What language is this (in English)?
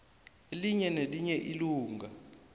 South Ndebele